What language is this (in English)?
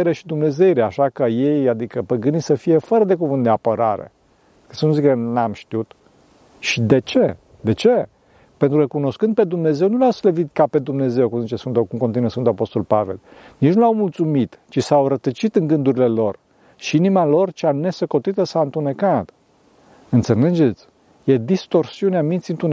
Romanian